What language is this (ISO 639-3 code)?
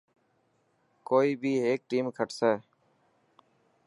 mki